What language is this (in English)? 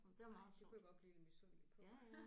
Danish